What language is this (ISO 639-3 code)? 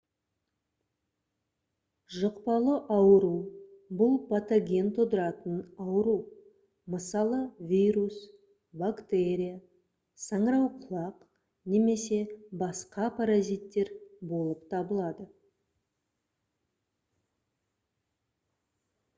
kaz